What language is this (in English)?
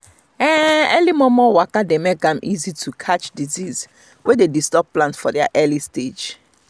Nigerian Pidgin